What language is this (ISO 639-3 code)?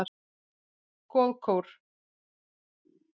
isl